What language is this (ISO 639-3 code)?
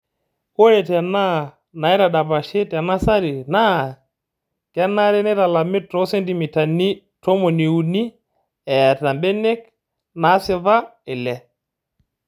mas